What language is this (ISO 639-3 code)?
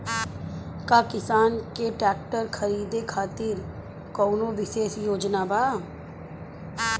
bho